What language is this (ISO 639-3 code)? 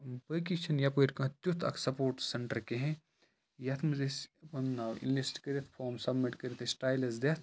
kas